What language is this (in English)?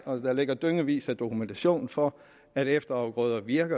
Danish